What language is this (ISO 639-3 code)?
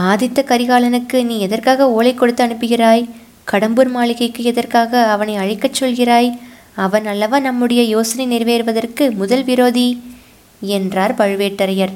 tam